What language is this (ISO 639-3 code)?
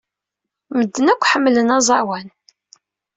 kab